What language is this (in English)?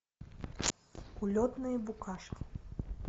Russian